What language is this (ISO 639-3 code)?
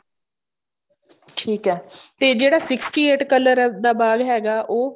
pan